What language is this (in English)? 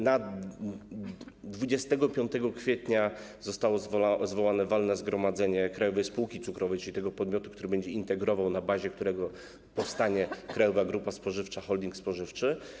Polish